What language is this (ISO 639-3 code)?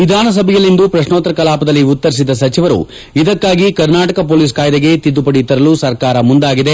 kan